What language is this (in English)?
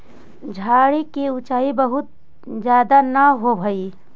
Magahi